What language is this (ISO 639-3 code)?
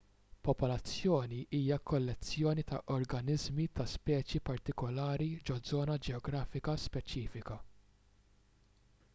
mlt